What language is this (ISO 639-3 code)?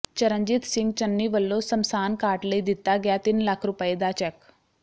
pan